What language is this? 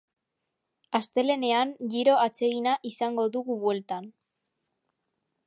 Basque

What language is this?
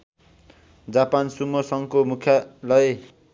Nepali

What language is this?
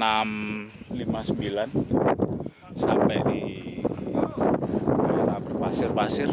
Indonesian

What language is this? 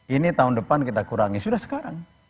Indonesian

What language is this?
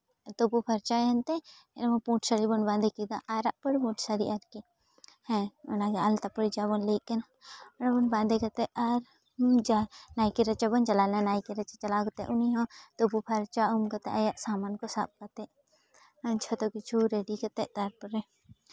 Santali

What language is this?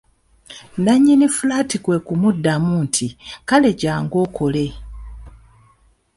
Ganda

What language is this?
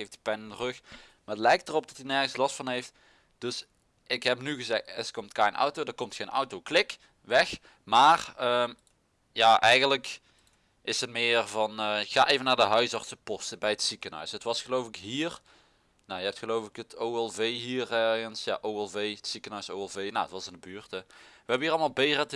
Dutch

